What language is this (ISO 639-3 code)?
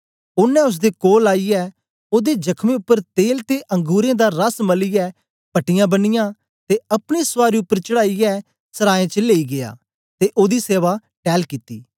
doi